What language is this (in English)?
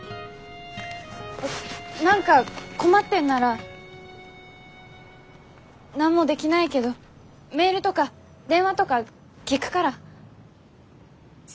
Japanese